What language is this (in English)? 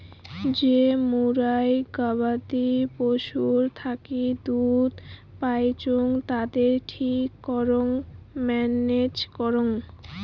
Bangla